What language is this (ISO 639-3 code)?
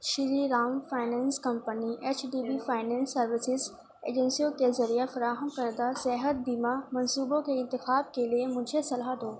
urd